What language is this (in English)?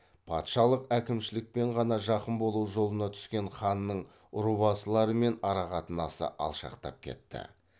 Kazakh